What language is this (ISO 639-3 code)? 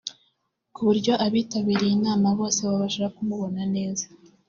kin